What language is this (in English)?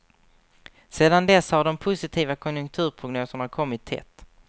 Swedish